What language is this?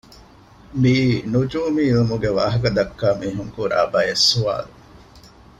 Divehi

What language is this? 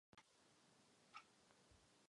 Czech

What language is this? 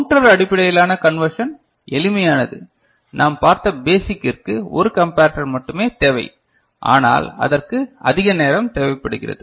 Tamil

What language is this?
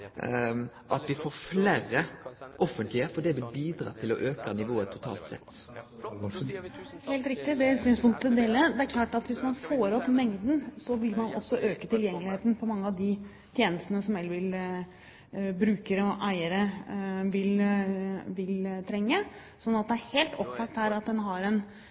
Norwegian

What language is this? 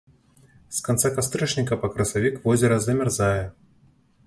Belarusian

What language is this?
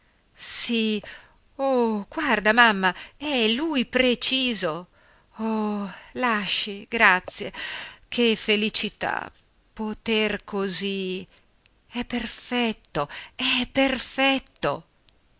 Italian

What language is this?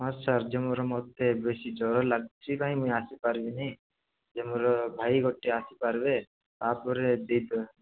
Odia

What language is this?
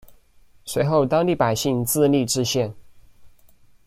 Chinese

